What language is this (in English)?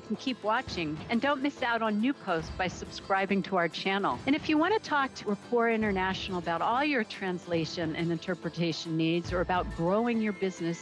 English